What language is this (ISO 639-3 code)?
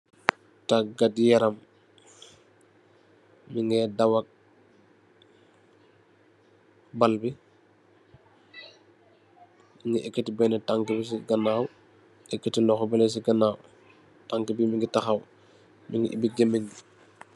wol